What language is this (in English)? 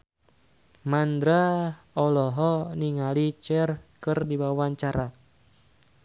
Sundanese